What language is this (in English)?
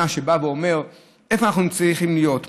Hebrew